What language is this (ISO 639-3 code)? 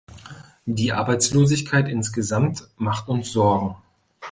deu